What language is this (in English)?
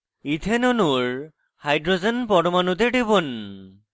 Bangla